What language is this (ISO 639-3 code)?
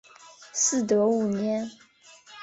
zho